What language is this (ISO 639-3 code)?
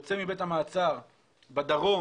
heb